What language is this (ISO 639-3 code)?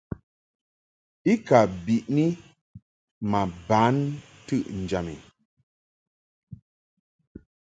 mhk